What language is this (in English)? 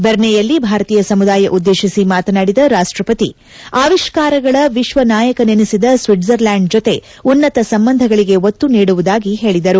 Kannada